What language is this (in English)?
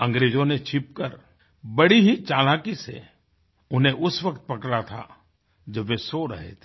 Hindi